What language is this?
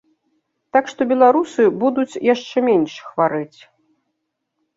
Belarusian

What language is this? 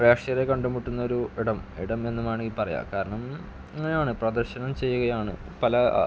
Malayalam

